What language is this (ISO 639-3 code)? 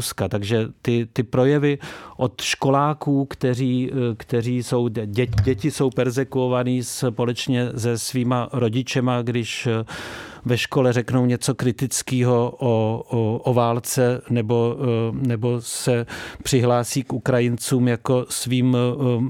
ces